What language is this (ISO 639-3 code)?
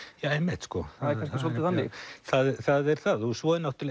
isl